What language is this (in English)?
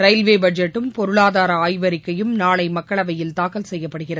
Tamil